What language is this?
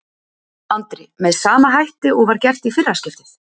Icelandic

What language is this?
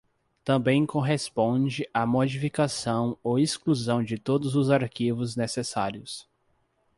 Portuguese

